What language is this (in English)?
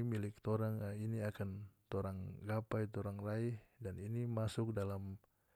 North Moluccan Malay